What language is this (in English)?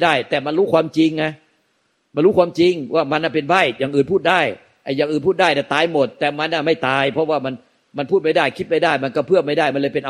Thai